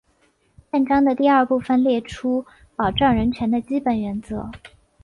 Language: Chinese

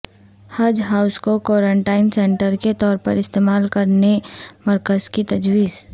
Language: Urdu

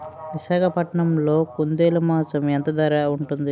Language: Telugu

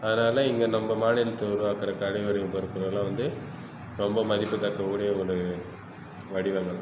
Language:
Tamil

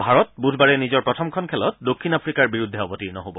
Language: Assamese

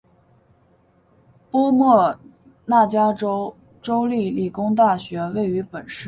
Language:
Chinese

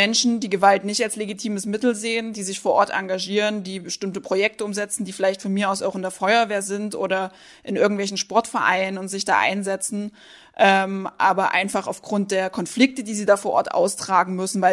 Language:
German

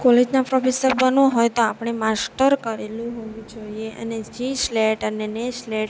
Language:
Gujarati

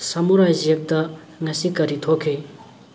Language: Manipuri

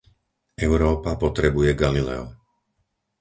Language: Slovak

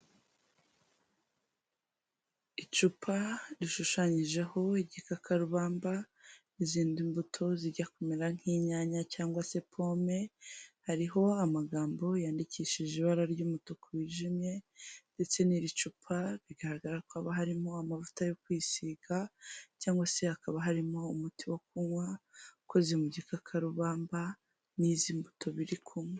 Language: Kinyarwanda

